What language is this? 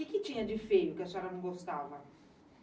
Portuguese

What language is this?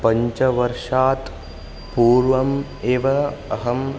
Sanskrit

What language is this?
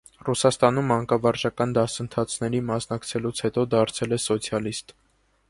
Armenian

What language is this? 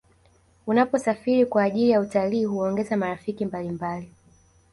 Swahili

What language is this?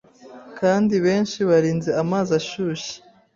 Kinyarwanda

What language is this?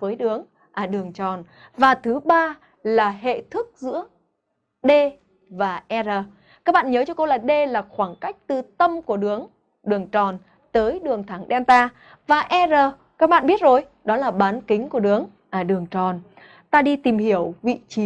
Vietnamese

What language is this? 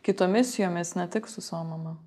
Lithuanian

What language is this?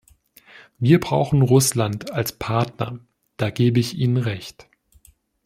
German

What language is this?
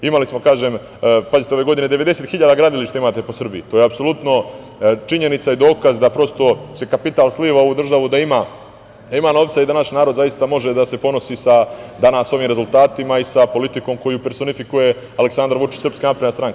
Serbian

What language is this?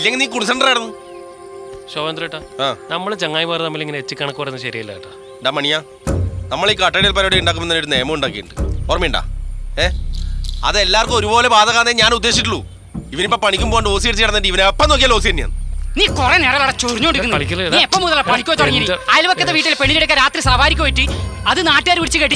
Malayalam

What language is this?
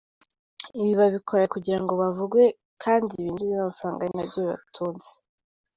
Kinyarwanda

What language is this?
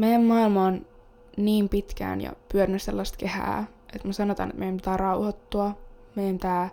Finnish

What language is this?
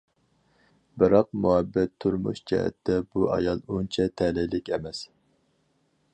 Uyghur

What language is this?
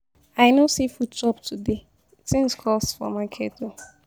Nigerian Pidgin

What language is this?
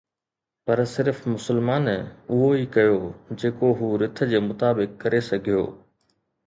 Sindhi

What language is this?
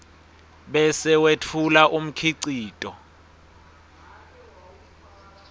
Swati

